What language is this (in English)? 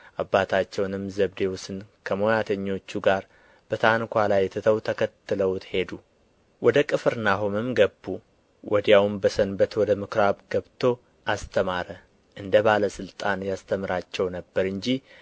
Amharic